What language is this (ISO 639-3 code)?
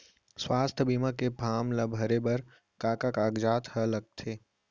hne